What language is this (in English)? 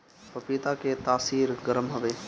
Bhojpuri